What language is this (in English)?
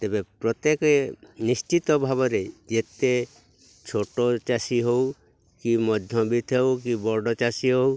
Odia